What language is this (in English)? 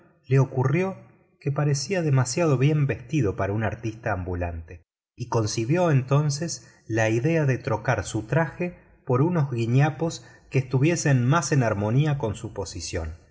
Spanish